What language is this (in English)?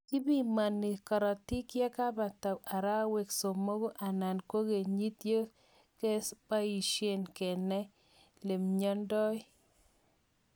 Kalenjin